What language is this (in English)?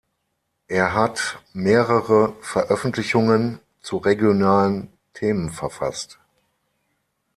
German